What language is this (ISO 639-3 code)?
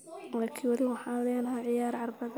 som